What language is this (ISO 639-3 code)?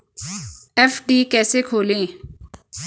hin